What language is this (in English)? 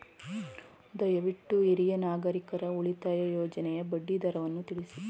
Kannada